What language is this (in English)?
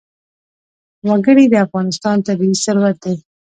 Pashto